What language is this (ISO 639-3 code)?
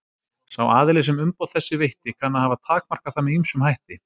isl